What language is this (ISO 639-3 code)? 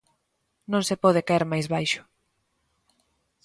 glg